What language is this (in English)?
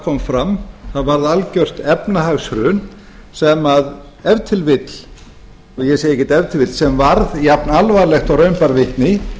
Icelandic